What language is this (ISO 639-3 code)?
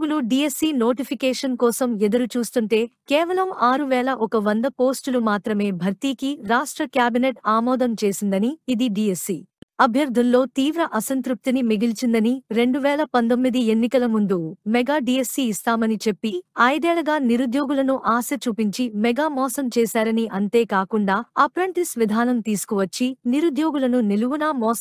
tel